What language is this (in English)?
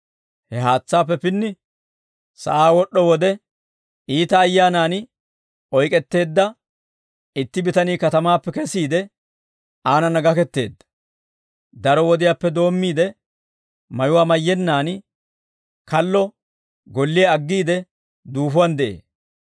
Dawro